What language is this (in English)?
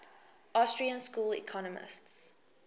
English